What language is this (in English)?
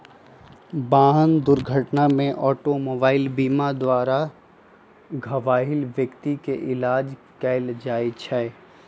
Magahi